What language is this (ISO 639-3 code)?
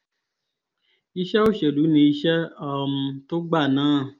yor